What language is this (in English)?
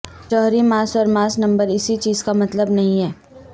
Urdu